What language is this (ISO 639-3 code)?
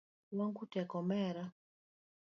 luo